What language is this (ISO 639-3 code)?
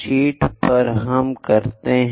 hin